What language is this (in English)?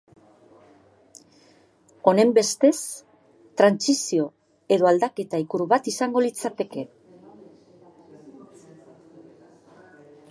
Basque